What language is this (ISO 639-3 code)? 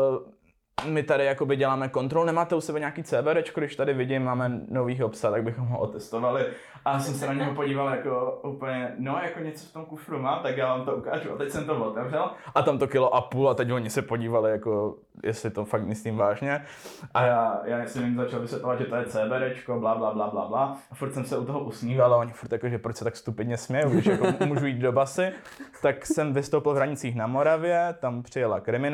ces